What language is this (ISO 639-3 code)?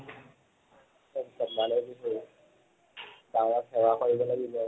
asm